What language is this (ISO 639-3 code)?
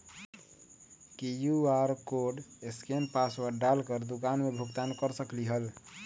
mag